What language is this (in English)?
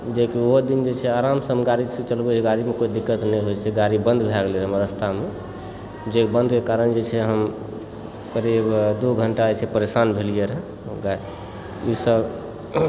Maithili